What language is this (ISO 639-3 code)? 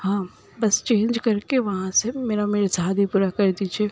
urd